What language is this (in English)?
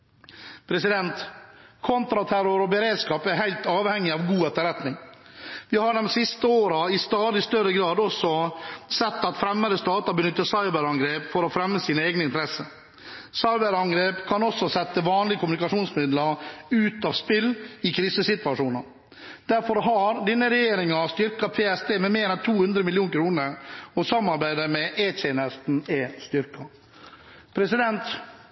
Norwegian Bokmål